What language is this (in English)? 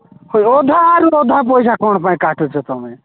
Odia